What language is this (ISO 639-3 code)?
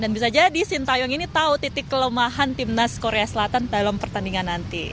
ind